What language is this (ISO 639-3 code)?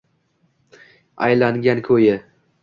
uzb